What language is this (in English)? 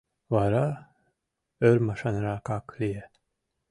Mari